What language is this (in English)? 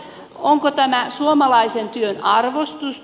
Finnish